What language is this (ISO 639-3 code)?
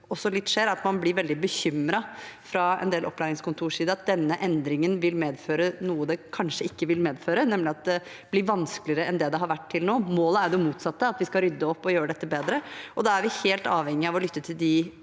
nor